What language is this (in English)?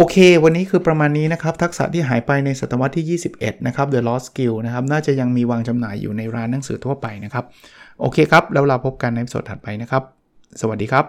Thai